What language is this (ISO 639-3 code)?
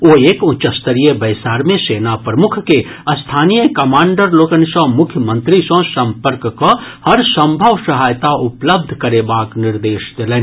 mai